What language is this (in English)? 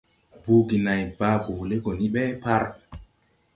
Tupuri